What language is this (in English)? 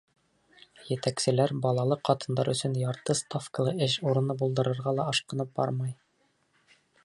Bashkir